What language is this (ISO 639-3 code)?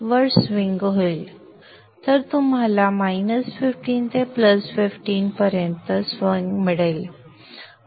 mar